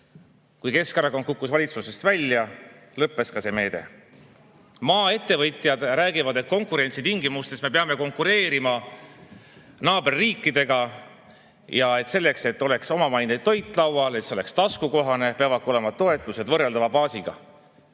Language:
Estonian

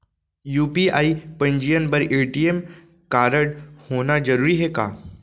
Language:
Chhattisgarhi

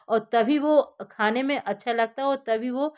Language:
Hindi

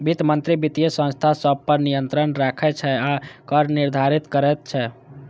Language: Maithili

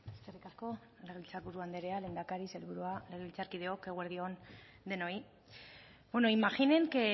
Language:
Basque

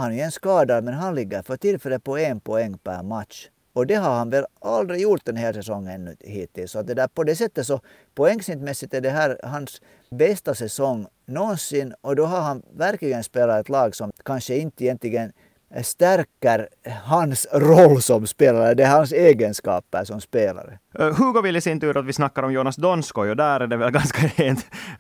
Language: Swedish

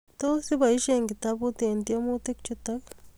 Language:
Kalenjin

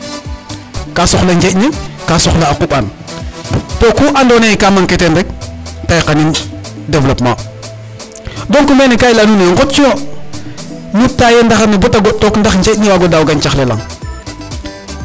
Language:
Serer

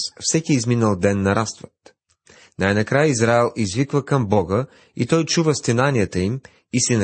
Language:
Bulgarian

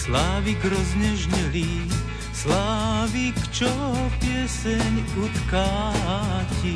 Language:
Slovak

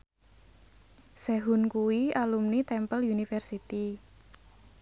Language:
Javanese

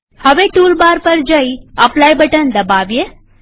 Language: Gujarati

